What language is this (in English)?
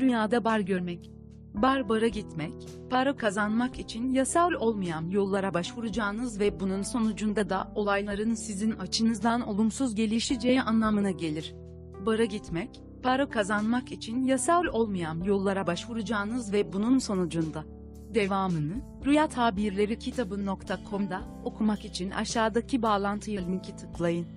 Turkish